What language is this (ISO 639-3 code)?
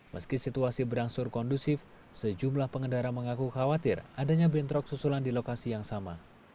ind